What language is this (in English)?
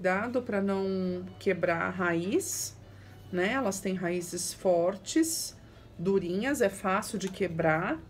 Portuguese